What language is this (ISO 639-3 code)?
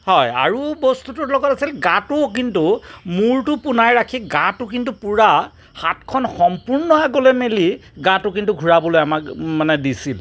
asm